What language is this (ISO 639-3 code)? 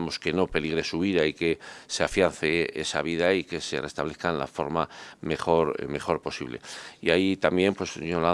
spa